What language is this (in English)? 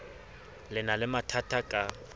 Southern Sotho